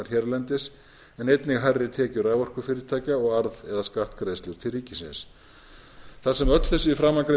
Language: Icelandic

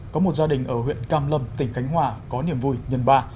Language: Vietnamese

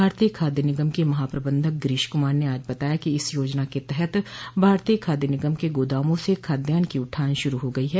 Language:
Hindi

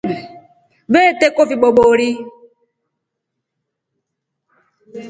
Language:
Rombo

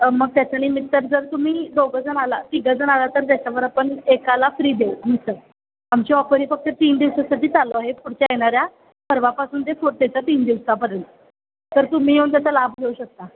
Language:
Marathi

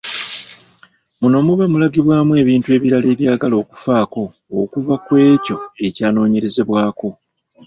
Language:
Ganda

